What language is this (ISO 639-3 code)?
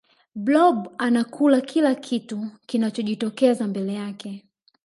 swa